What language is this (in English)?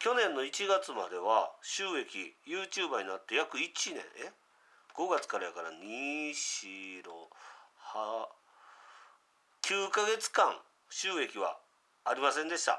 Japanese